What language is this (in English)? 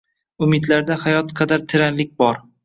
Uzbek